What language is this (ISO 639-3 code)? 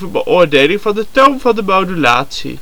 nld